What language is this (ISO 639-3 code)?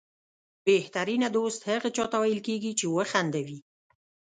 pus